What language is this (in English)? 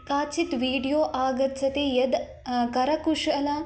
Sanskrit